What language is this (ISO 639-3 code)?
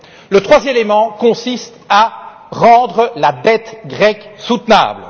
fra